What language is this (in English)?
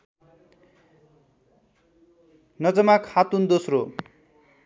Nepali